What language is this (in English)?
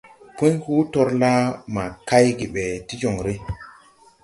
Tupuri